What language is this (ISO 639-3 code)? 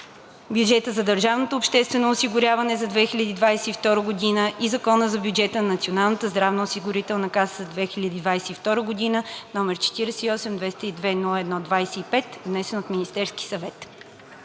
bul